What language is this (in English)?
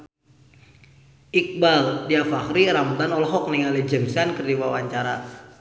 Sundanese